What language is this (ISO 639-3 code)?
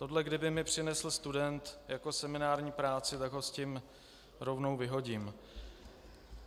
ces